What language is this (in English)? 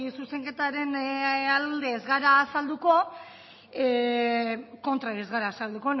Basque